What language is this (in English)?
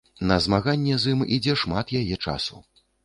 Belarusian